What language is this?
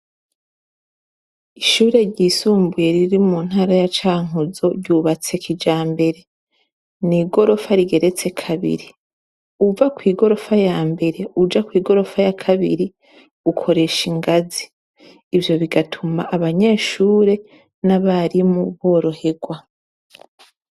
Rundi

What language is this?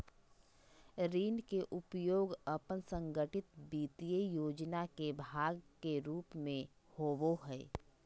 Magahi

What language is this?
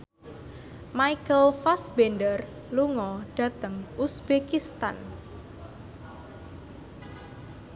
Javanese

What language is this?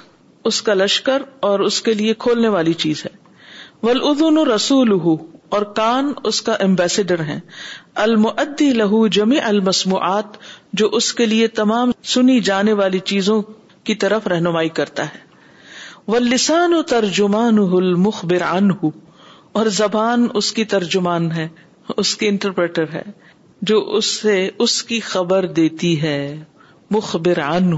Urdu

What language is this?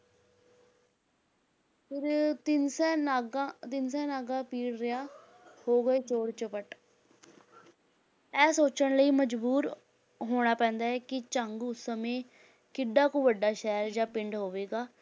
Punjabi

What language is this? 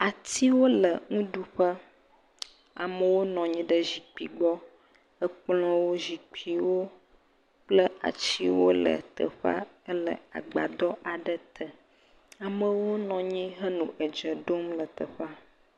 Ewe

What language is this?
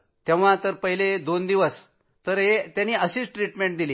Marathi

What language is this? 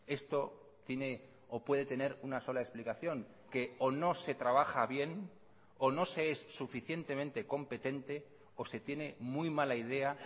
Spanish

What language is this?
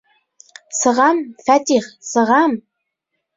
Bashkir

